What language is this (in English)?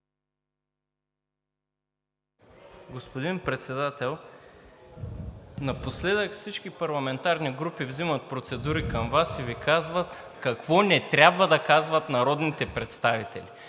Bulgarian